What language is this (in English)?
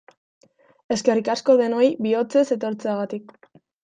Basque